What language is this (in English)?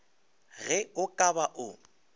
Northern Sotho